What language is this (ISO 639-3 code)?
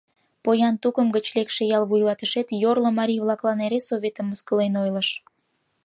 chm